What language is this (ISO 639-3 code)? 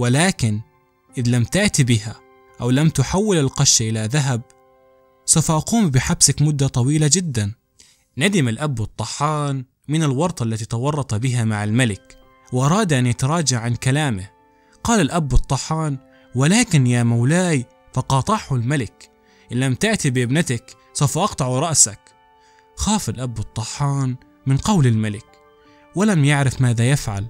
ara